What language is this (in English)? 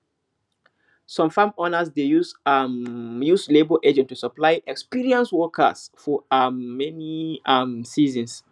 Nigerian Pidgin